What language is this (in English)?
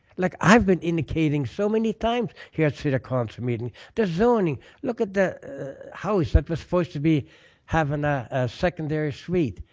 English